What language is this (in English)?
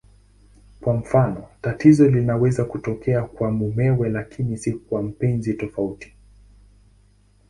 Swahili